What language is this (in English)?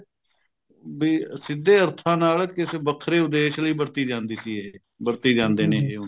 Punjabi